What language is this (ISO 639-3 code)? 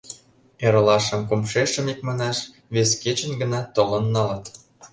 chm